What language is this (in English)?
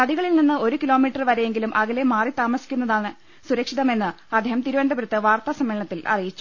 Malayalam